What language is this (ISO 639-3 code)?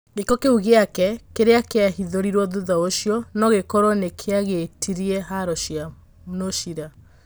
kik